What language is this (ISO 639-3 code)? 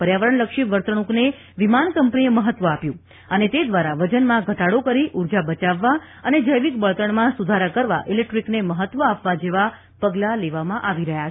guj